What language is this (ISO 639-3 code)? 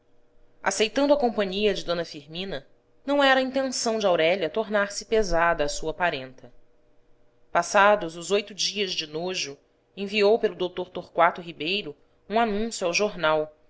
por